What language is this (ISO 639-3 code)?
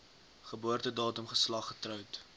afr